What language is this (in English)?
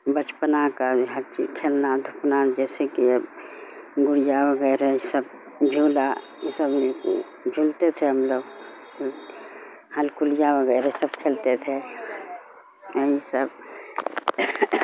Urdu